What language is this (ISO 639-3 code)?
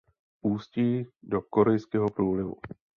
ces